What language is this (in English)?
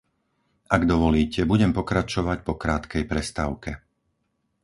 Slovak